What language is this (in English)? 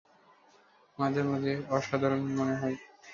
Bangla